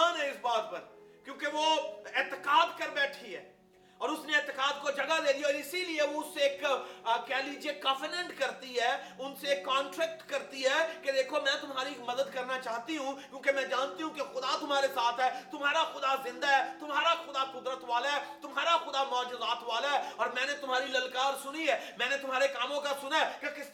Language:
Urdu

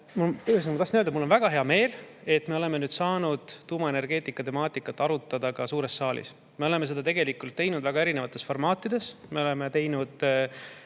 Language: Estonian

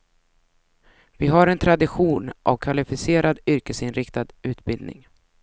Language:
Swedish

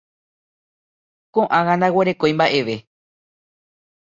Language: Guarani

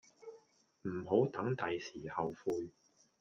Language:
Cantonese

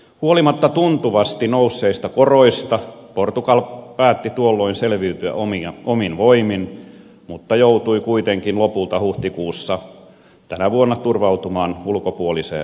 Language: Finnish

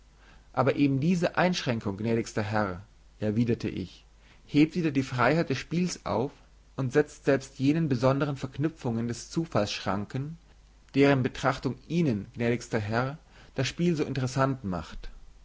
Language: German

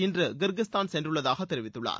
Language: Tamil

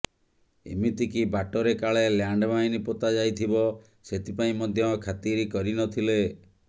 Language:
Odia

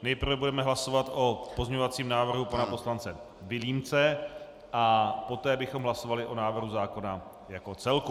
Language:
Czech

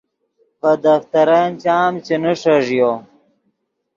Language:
Yidgha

